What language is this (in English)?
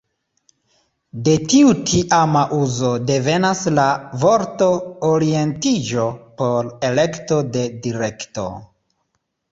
Esperanto